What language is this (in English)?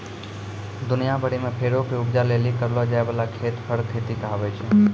Maithili